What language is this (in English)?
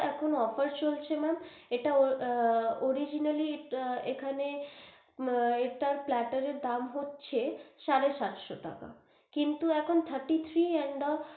Bangla